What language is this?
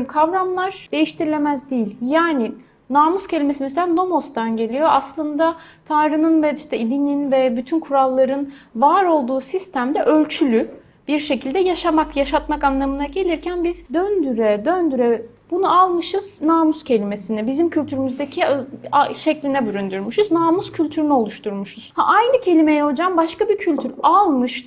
Turkish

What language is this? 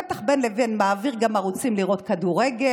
Hebrew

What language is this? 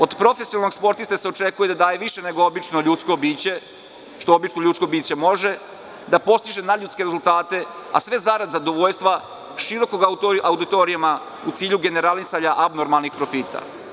Serbian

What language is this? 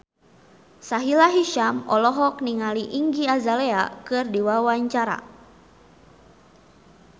Sundanese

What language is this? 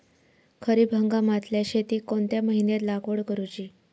Marathi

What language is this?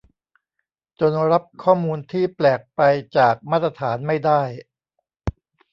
Thai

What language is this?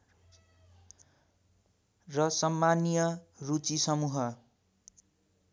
Nepali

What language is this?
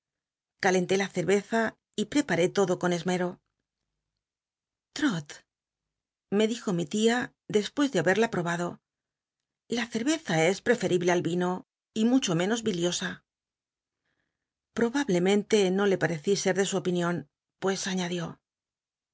Spanish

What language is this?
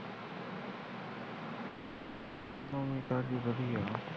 Punjabi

